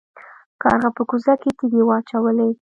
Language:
Pashto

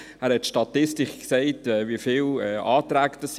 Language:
Swiss German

